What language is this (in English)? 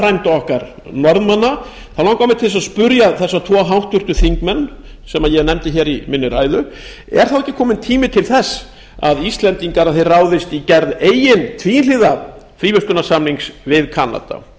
Icelandic